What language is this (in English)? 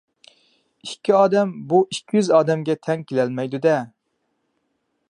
Uyghur